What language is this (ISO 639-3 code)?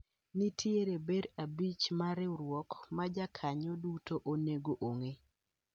luo